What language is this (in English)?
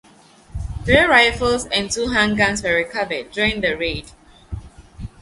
English